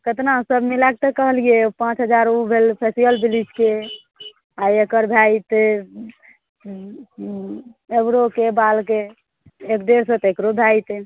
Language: Maithili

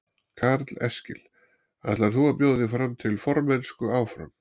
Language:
Icelandic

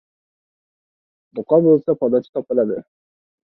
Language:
Uzbek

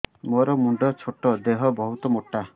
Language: Odia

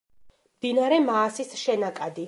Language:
Georgian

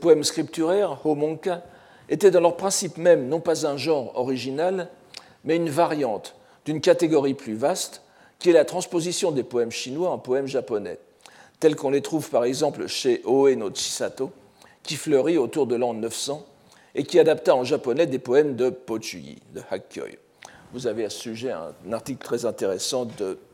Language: French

